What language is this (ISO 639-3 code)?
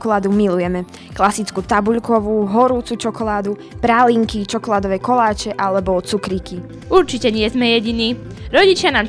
slk